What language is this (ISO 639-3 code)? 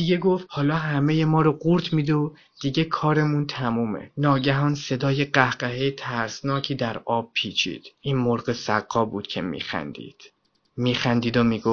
fas